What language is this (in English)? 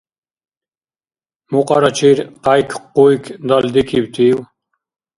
Dargwa